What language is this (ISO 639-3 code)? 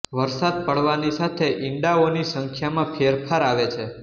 guj